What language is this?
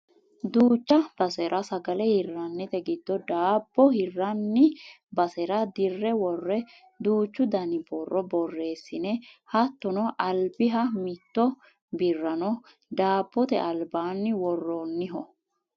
Sidamo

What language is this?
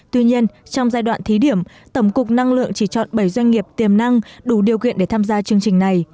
Vietnamese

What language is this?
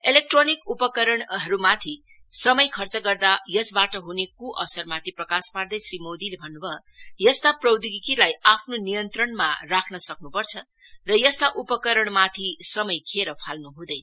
Nepali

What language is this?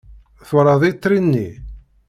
Kabyle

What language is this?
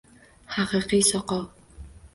Uzbek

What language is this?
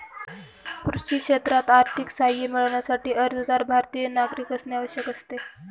Marathi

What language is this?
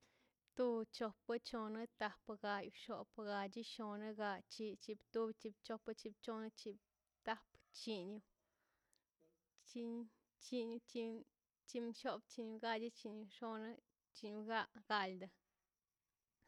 Mazaltepec Zapotec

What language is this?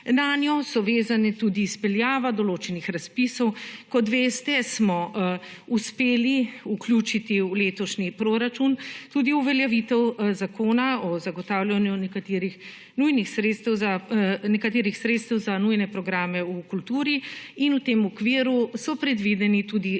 Slovenian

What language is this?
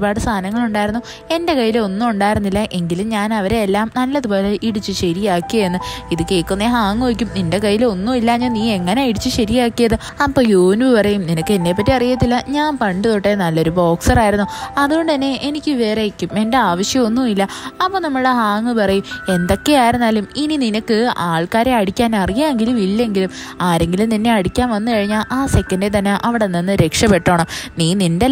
Malayalam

